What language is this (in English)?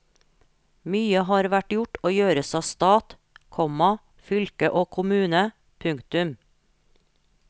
Norwegian